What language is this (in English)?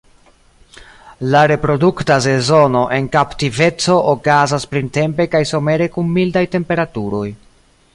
Esperanto